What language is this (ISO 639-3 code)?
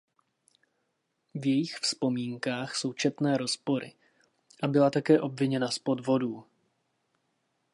ces